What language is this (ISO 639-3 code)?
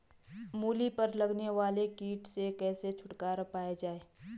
hin